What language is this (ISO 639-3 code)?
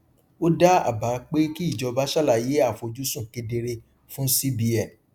yor